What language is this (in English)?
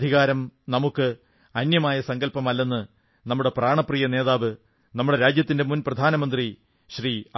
Malayalam